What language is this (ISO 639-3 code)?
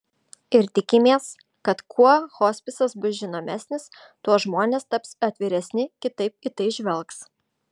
lit